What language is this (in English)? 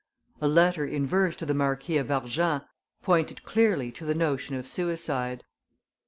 English